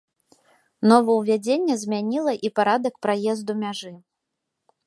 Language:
Belarusian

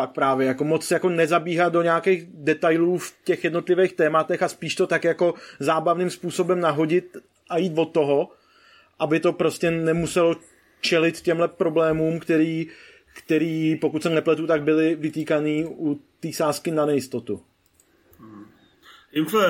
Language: Czech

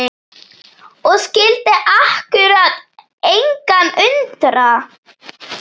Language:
Icelandic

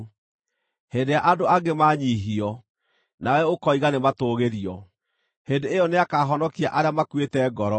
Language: Kikuyu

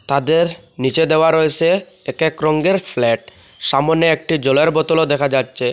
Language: Bangla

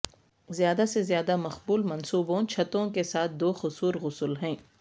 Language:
Urdu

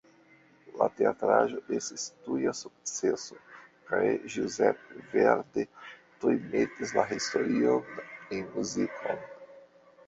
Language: Esperanto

